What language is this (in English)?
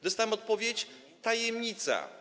Polish